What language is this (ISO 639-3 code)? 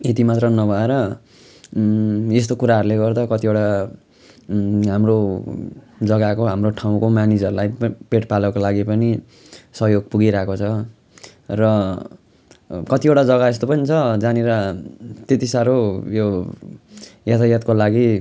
nep